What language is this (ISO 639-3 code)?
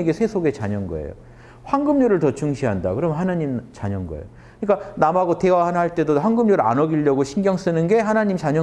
kor